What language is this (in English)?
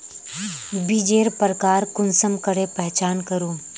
Magahi